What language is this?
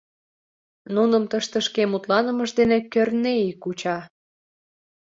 Mari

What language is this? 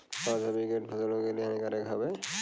Bhojpuri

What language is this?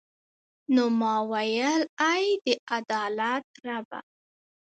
Pashto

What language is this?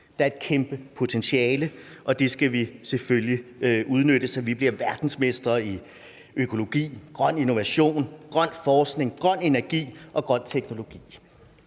Danish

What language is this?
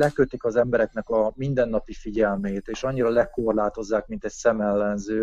Hungarian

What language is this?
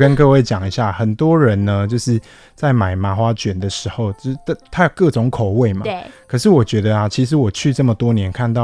Chinese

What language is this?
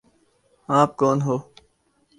Urdu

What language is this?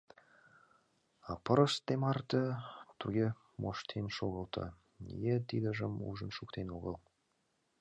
Mari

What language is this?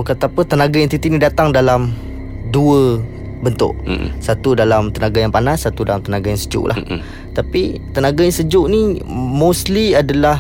Malay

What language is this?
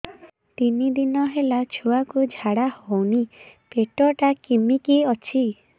Odia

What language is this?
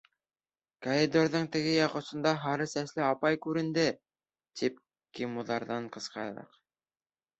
Bashkir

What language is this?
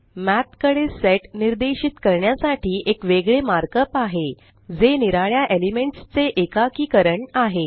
Marathi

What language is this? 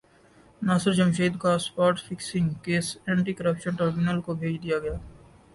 Urdu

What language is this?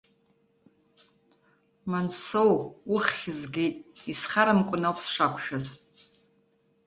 Abkhazian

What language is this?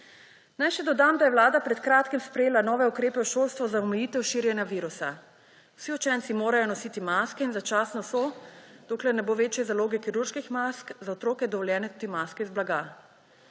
Slovenian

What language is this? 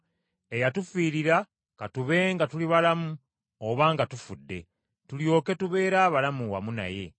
Ganda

